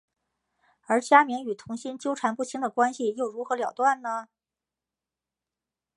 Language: Chinese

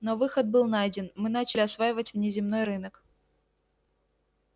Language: Russian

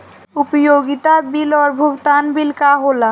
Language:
Bhojpuri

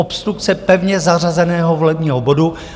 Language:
Czech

